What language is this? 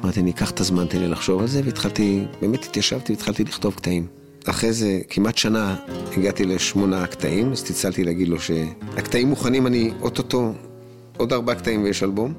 Hebrew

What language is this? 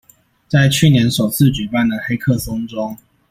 Chinese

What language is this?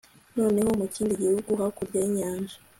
Kinyarwanda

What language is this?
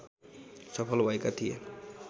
Nepali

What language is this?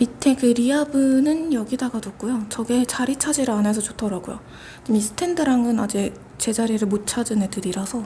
Korean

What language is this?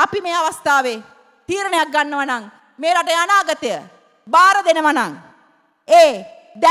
Indonesian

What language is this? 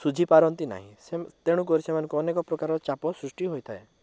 Odia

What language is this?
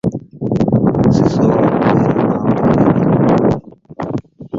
Ganda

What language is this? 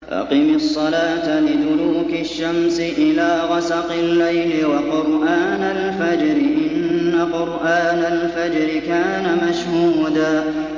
Arabic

